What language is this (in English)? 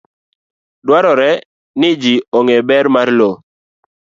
Luo (Kenya and Tanzania)